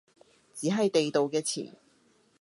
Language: Cantonese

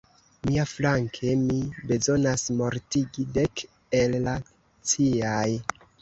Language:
Esperanto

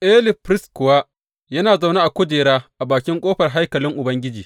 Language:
Hausa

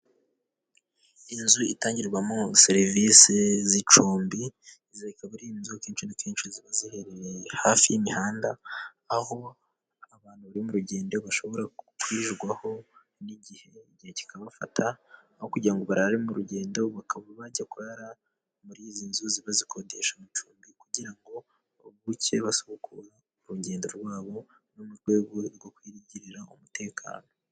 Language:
Kinyarwanda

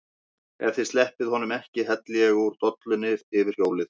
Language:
Icelandic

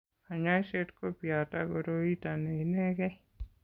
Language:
Kalenjin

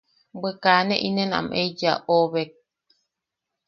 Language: Yaqui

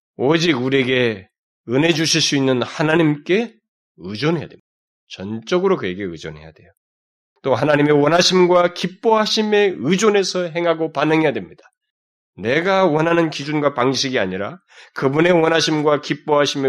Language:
Korean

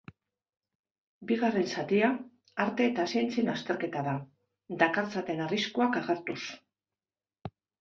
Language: Basque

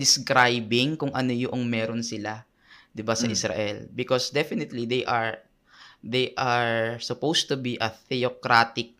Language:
Filipino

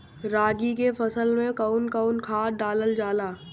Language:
Bhojpuri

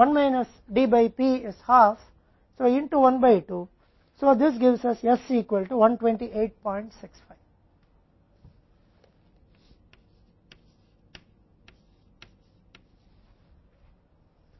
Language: Hindi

